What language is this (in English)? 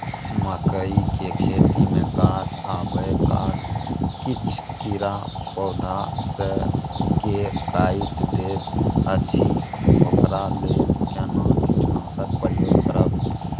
Maithili